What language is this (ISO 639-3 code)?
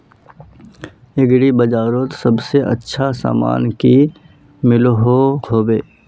mag